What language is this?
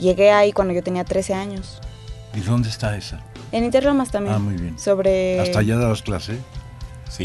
Spanish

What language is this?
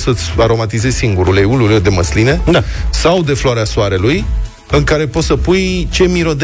Romanian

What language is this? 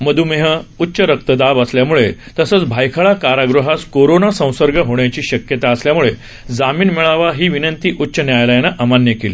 Marathi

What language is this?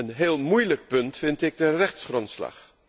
Dutch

